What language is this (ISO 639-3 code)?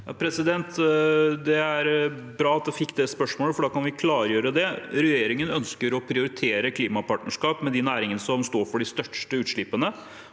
nor